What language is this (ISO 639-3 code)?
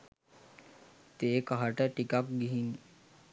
sin